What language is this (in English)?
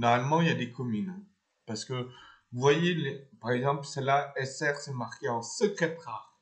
French